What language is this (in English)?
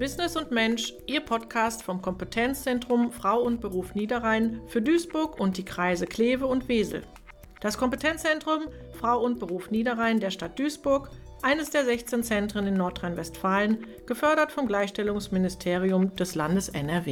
German